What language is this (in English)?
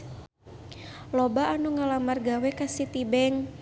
Sundanese